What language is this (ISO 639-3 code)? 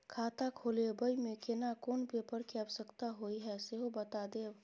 mai